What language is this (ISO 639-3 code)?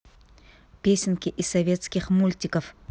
rus